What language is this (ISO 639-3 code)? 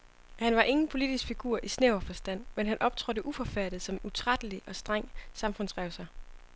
dan